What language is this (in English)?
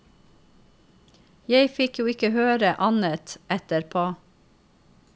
Norwegian